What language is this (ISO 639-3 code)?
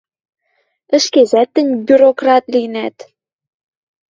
mrj